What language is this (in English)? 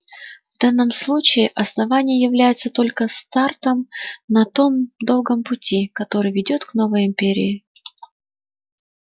Russian